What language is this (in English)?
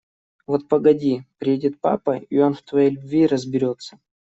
Russian